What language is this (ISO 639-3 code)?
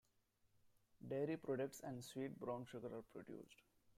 eng